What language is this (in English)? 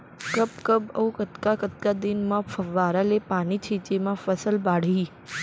Chhattisgarhi